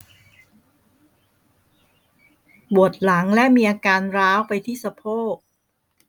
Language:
Thai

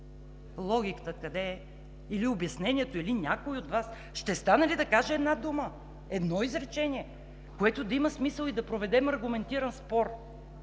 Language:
Bulgarian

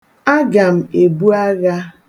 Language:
Igbo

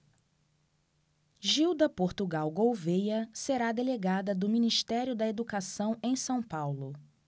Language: Portuguese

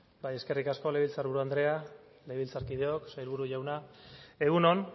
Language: Basque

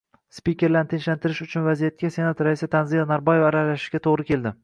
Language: Uzbek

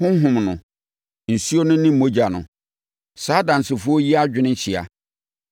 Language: Akan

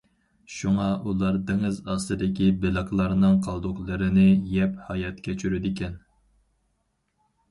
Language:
Uyghur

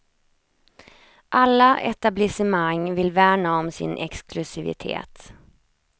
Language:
Swedish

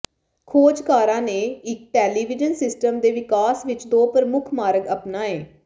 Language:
Punjabi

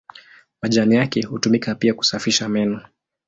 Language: Swahili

